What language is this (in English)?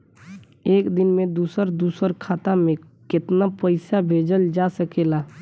Bhojpuri